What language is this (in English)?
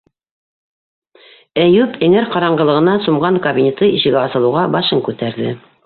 Bashkir